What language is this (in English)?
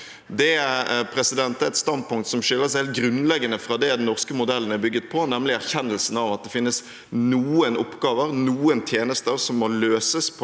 Norwegian